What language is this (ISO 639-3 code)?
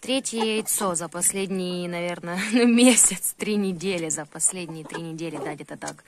rus